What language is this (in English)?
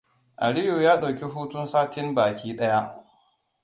Hausa